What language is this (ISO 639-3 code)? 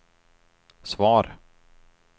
swe